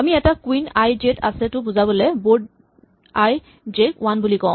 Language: Assamese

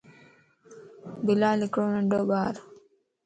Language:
Lasi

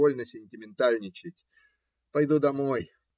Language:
Russian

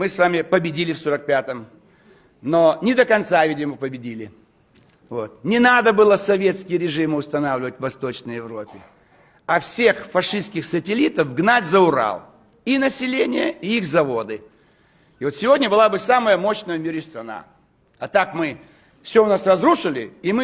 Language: Russian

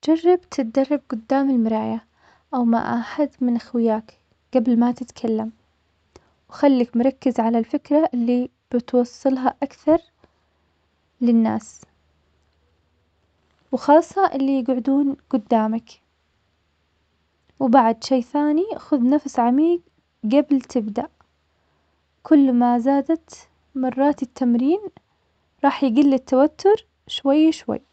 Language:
Omani Arabic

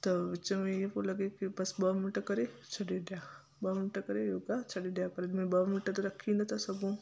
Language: Sindhi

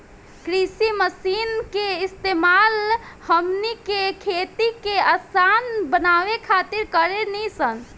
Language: Bhojpuri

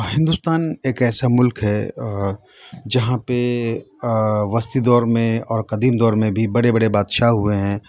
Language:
Urdu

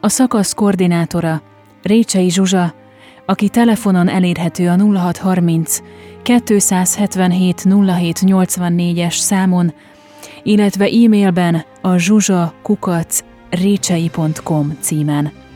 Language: Hungarian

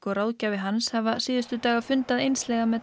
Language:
Icelandic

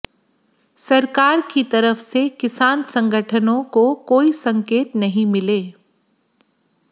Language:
Hindi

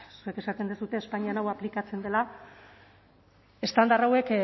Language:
Basque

